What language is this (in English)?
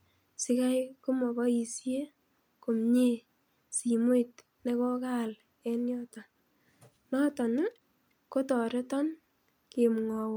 Kalenjin